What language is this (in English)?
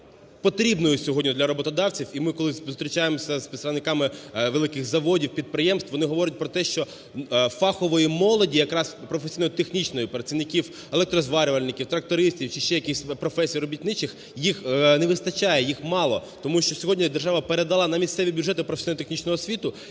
Ukrainian